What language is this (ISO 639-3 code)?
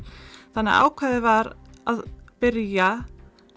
isl